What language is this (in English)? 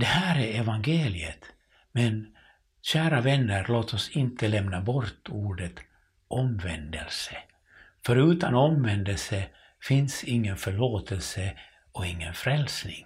Swedish